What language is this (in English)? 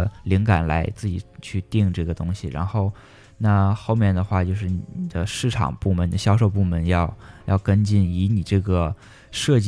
Chinese